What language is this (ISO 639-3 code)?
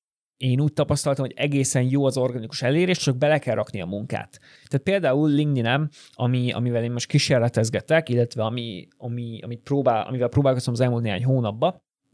hun